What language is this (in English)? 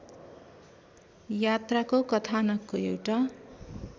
Nepali